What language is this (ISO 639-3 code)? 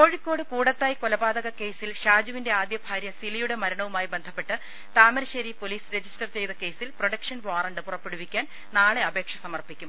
mal